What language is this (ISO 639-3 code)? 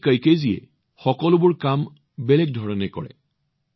asm